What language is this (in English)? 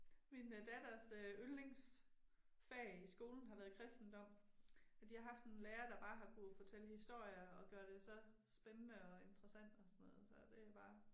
Danish